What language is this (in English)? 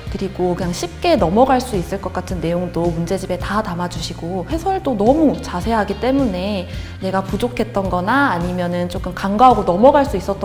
Korean